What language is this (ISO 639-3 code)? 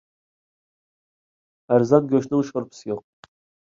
uig